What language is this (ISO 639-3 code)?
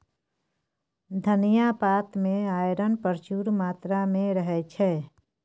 mai